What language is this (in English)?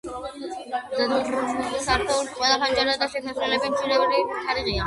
Georgian